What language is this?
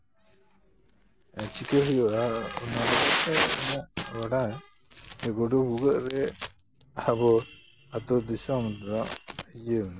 Santali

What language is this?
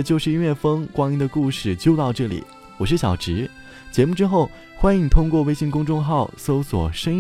Chinese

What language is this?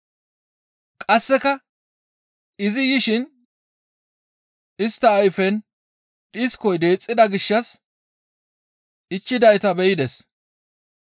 Gamo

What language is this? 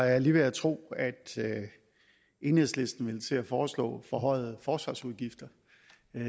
Danish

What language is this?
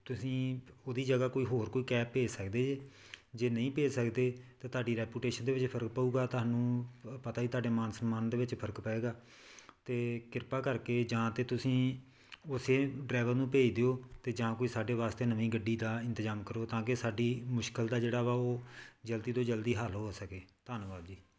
Punjabi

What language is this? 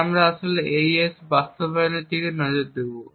Bangla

